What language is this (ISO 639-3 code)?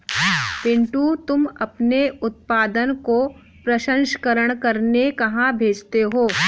hin